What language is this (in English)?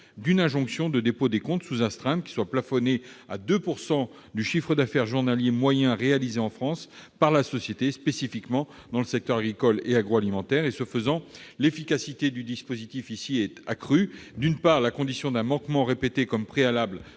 French